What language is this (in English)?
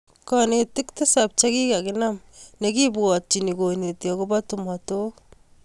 Kalenjin